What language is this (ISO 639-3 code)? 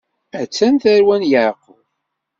kab